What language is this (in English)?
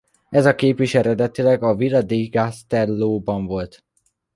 Hungarian